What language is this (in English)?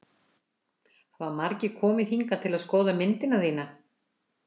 Icelandic